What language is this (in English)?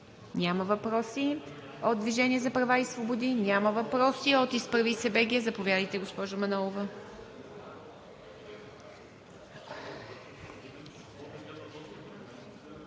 Bulgarian